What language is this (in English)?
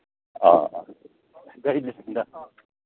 Manipuri